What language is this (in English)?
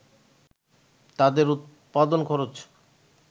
Bangla